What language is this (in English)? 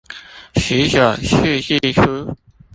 Chinese